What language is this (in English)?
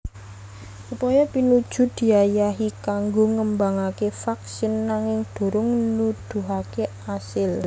Javanese